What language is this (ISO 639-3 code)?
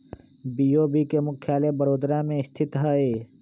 mag